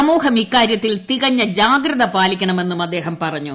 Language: Malayalam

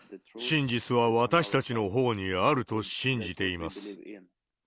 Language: Japanese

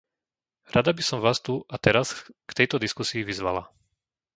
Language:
Slovak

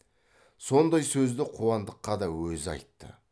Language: Kazakh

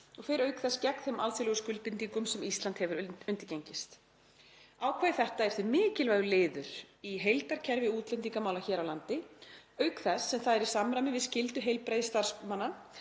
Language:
Icelandic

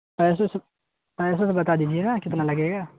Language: Urdu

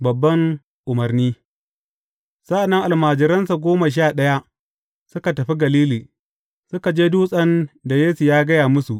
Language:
Hausa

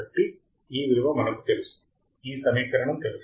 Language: Telugu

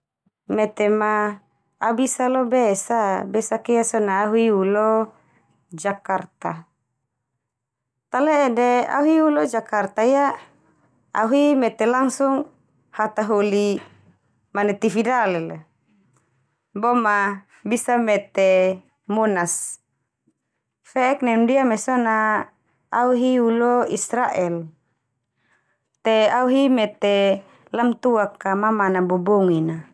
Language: Termanu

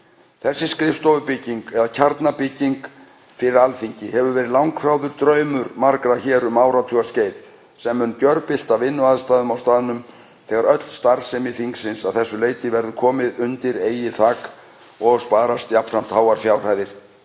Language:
Icelandic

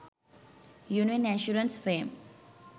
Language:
Sinhala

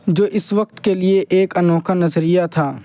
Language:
Urdu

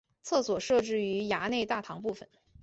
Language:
Chinese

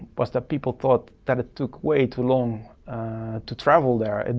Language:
English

